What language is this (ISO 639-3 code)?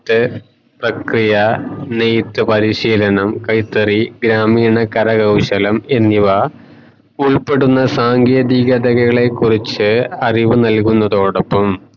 mal